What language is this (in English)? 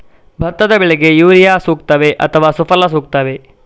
Kannada